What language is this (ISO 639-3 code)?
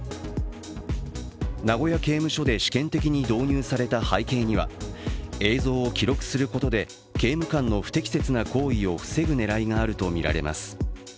jpn